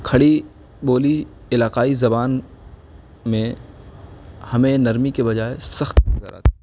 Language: Urdu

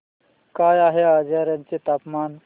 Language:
Marathi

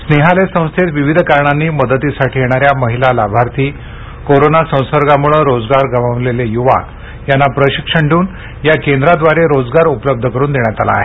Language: Marathi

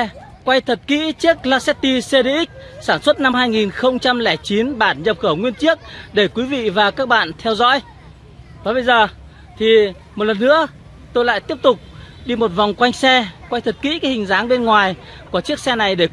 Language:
Vietnamese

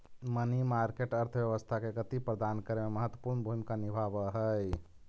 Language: Magahi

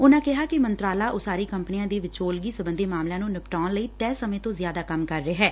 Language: Punjabi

